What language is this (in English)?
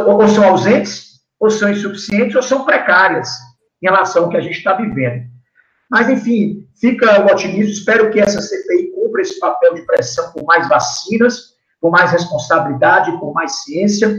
Portuguese